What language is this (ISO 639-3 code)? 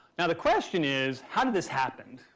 eng